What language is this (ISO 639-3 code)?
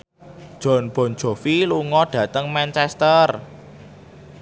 jav